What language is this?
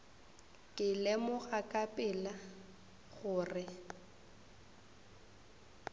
Northern Sotho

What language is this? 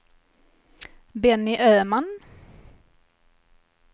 Swedish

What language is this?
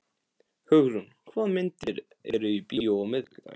Icelandic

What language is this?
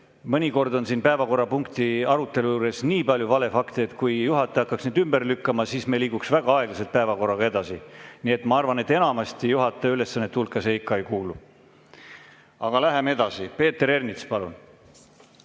Estonian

